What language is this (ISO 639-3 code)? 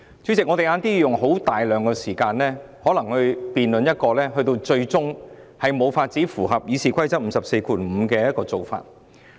yue